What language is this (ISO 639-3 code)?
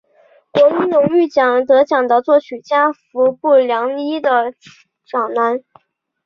zho